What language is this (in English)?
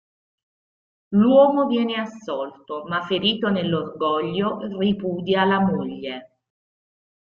Italian